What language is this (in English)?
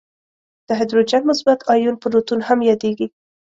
Pashto